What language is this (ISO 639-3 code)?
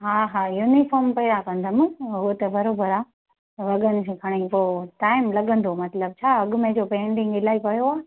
snd